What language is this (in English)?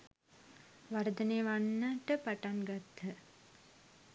Sinhala